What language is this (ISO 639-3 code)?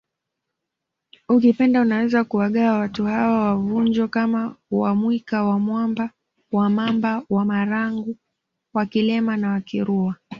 swa